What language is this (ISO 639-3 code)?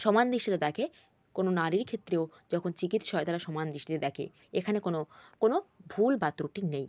ben